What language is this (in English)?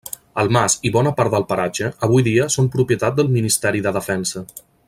Catalan